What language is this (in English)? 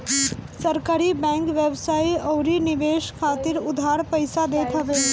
Bhojpuri